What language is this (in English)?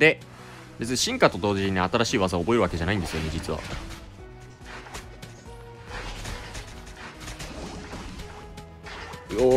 Japanese